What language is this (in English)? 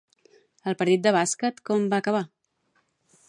Catalan